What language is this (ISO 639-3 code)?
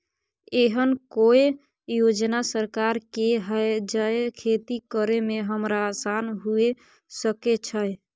mai